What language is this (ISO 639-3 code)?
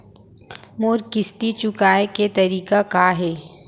hne